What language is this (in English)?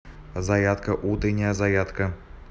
Russian